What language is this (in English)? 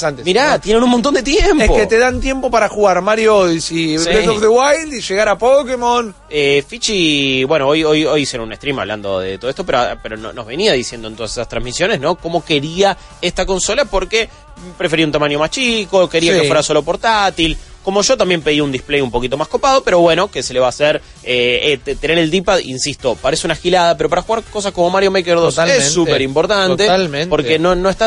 Spanish